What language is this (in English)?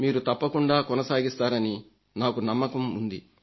Telugu